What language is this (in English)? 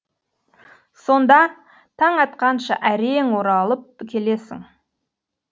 Kazakh